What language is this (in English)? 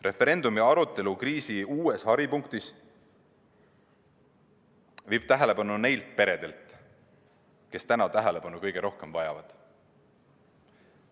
Estonian